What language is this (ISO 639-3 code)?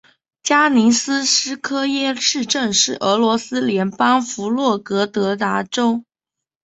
zho